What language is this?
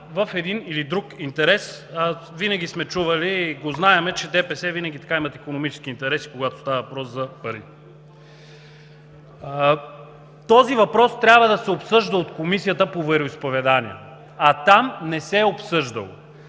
Bulgarian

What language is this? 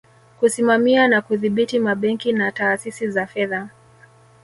Swahili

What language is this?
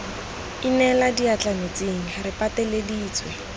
Tswana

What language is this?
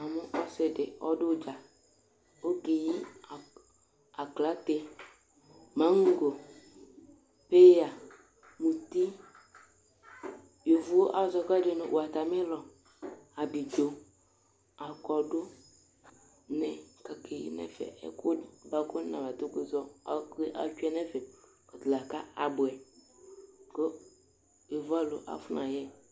Ikposo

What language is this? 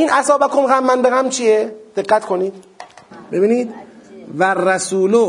Persian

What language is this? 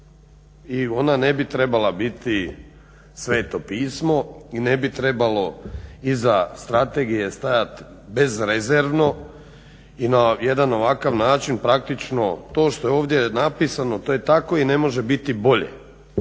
Croatian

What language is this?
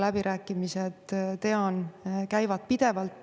Estonian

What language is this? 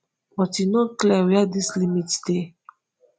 Nigerian Pidgin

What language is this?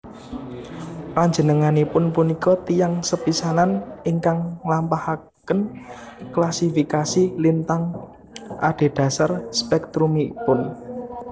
Javanese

